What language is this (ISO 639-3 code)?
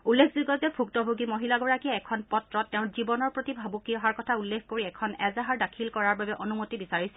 asm